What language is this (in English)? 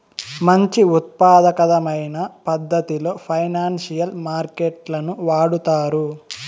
Telugu